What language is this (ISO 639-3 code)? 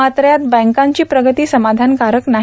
mar